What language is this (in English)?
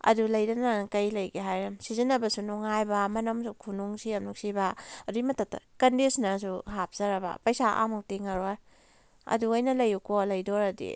Manipuri